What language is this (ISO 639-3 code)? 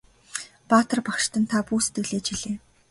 mon